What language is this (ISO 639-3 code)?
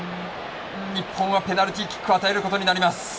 jpn